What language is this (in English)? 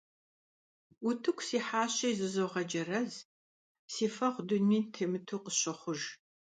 Kabardian